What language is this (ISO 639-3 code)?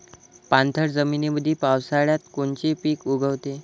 mar